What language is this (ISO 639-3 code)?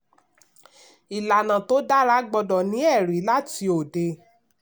yor